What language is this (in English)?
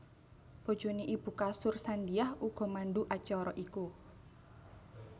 Javanese